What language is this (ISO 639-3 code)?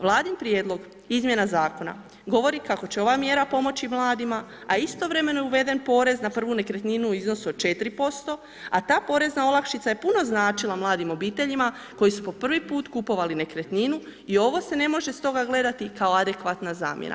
hrv